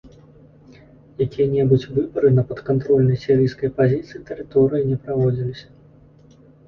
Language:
Belarusian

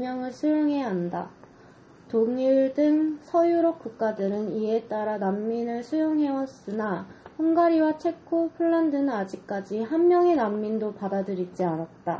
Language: Korean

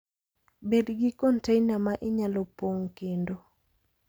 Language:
Luo (Kenya and Tanzania)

